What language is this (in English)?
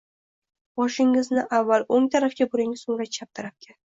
Uzbek